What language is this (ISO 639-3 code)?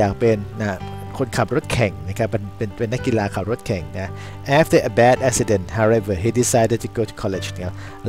tha